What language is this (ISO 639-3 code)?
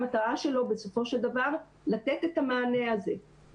heb